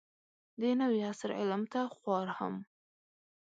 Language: Pashto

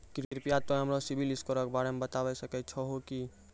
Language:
Maithili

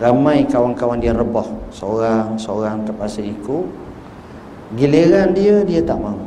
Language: Malay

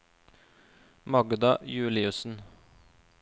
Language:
Norwegian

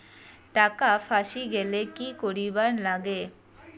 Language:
Bangla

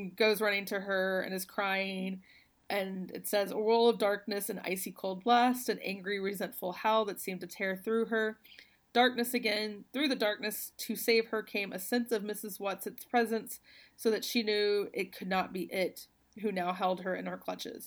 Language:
English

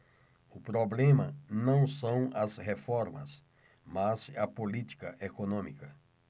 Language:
Portuguese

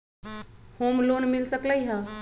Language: Magahi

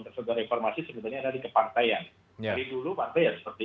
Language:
Indonesian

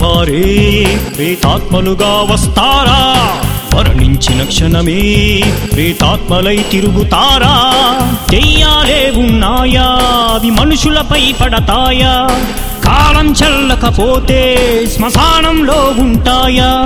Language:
Telugu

